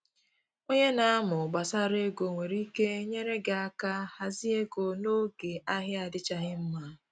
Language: Igbo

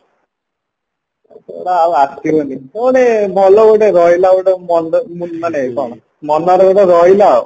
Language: Odia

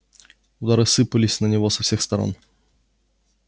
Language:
Russian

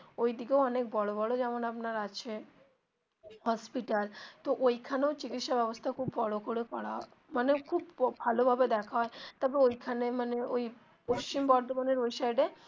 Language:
Bangla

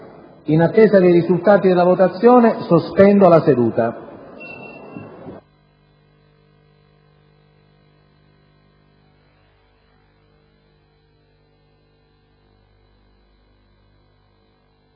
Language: Italian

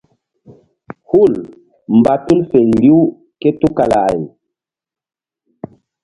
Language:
Mbum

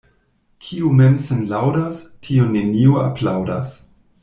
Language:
Esperanto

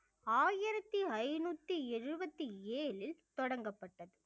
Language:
Tamil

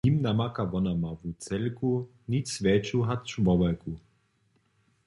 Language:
Upper Sorbian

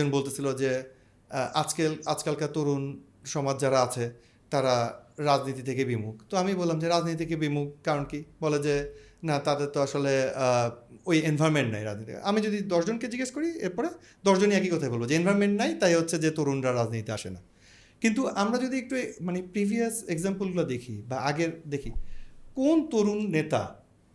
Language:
Bangla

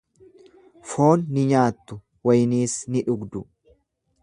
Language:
Oromo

